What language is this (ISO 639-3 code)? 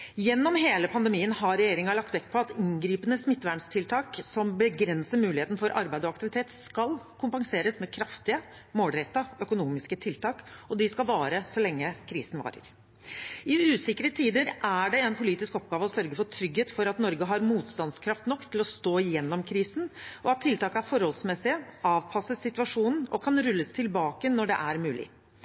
nob